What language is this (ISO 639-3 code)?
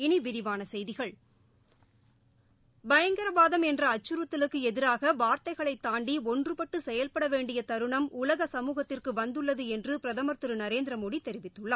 tam